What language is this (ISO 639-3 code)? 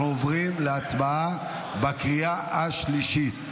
heb